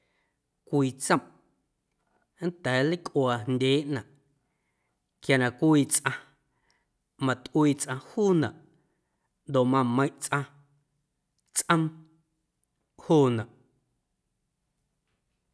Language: Guerrero Amuzgo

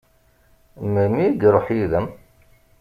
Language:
Kabyle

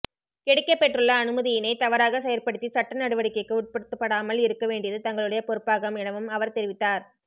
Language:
Tamil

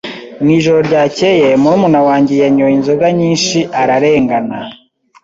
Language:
Kinyarwanda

